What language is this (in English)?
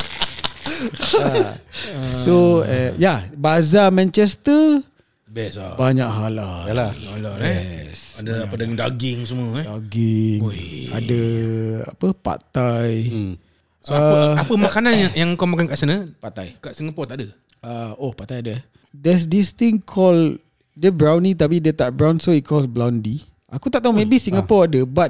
Malay